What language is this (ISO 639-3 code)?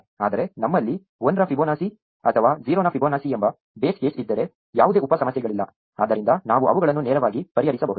kan